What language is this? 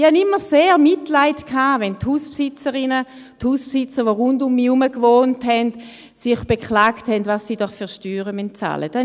Swiss German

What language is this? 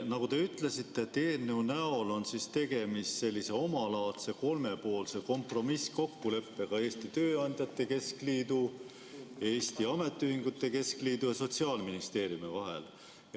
Estonian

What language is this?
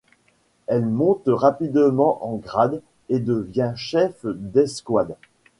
French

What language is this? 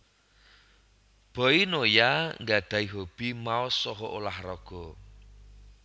Javanese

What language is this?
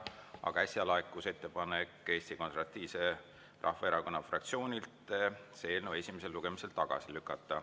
Estonian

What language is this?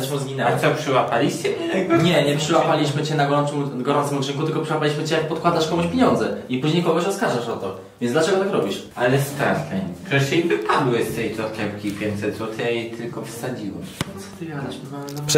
Polish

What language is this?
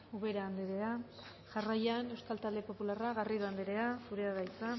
Basque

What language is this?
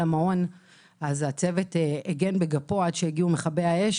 Hebrew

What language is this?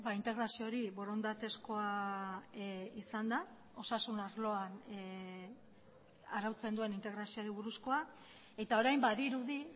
Basque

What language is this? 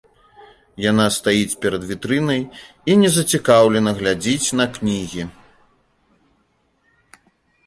Belarusian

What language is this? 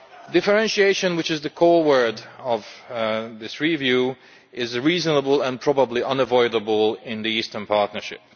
English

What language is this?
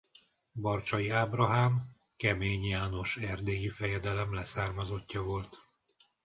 Hungarian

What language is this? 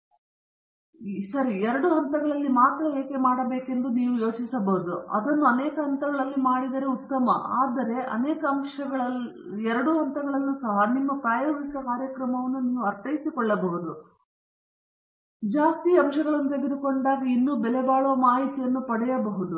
Kannada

